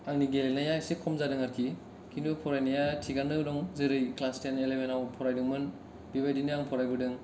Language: Bodo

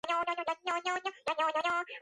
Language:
Georgian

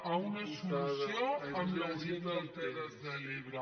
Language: Catalan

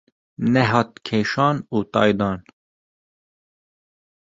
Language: Kurdish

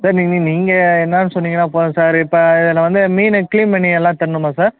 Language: Tamil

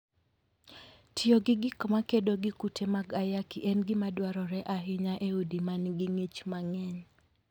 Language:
Luo (Kenya and Tanzania)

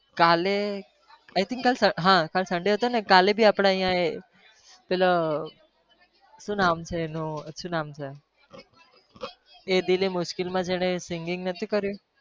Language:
Gujarati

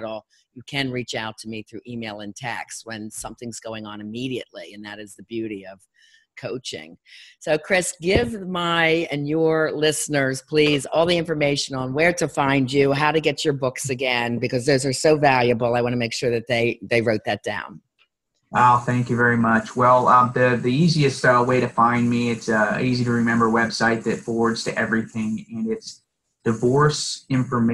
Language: English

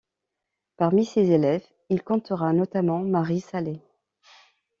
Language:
French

